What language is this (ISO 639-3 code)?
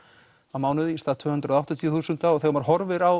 isl